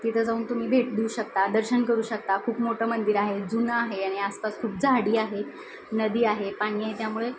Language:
Marathi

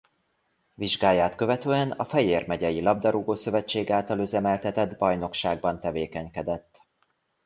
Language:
Hungarian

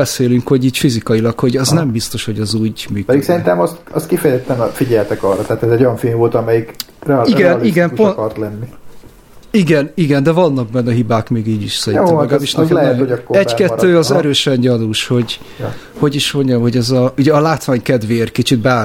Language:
Hungarian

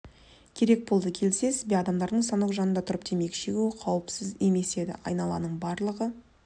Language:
Kazakh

